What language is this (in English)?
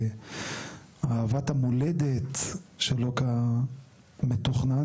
Hebrew